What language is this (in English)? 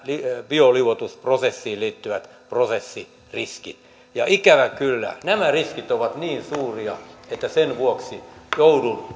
Finnish